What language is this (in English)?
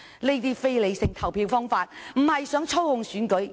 Cantonese